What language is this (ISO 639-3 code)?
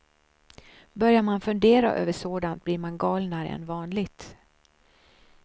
swe